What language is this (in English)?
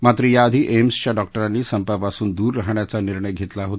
Marathi